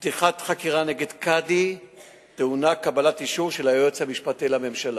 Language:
Hebrew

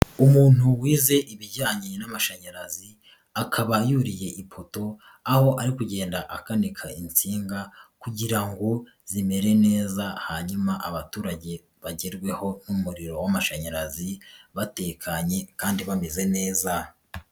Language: Kinyarwanda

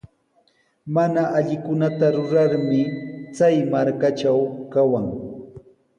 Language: Sihuas Ancash Quechua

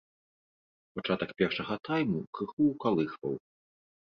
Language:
Belarusian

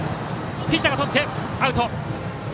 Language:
Japanese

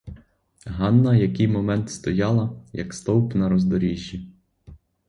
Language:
Ukrainian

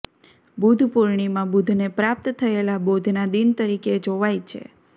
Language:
Gujarati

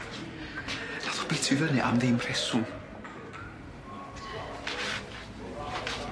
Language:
Welsh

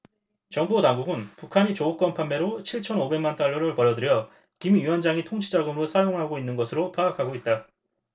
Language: Korean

